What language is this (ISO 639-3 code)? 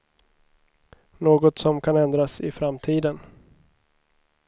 swe